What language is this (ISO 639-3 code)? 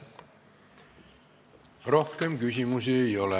est